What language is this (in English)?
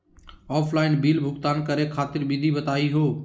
Magahi